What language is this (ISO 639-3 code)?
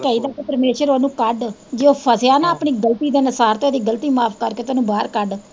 pan